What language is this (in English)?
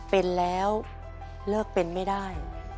Thai